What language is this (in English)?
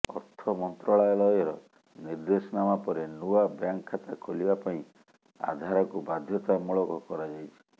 Odia